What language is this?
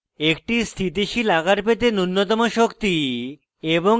Bangla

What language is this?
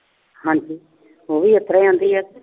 Punjabi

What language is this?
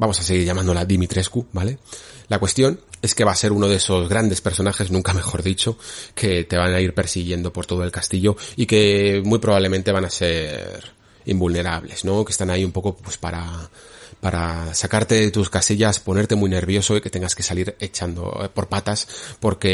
Spanish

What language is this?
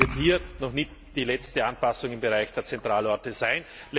German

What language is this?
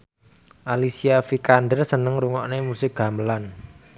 Javanese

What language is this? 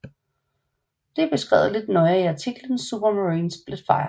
Danish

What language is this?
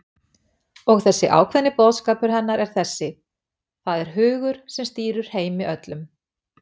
Icelandic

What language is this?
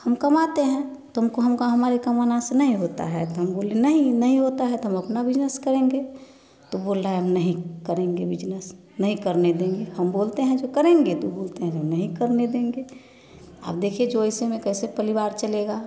Hindi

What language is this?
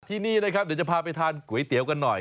Thai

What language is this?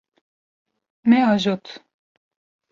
Kurdish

